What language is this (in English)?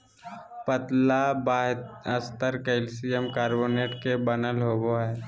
Magahi